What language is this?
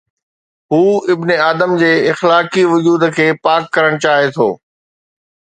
Sindhi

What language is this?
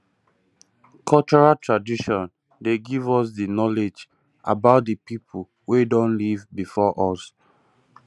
Nigerian Pidgin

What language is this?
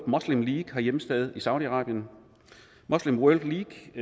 Danish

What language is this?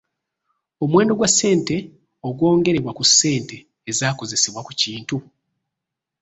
Ganda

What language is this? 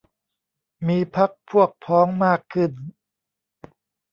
Thai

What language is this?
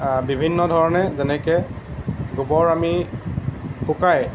Assamese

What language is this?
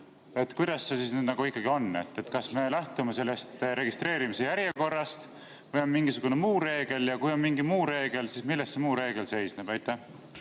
Estonian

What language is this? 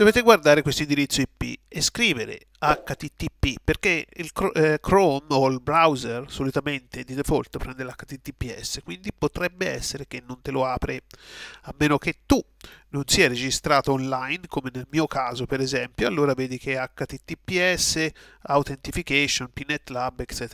Italian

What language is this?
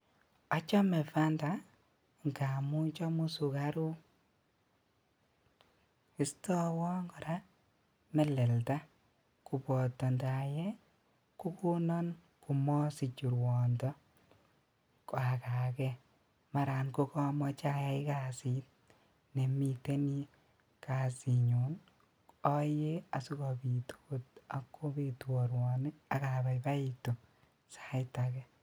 Kalenjin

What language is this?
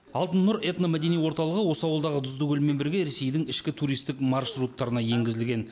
Kazakh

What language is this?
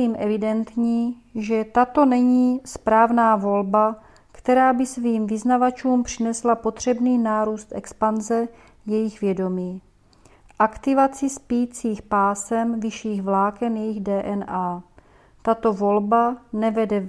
Czech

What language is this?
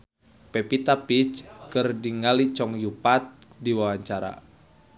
Sundanese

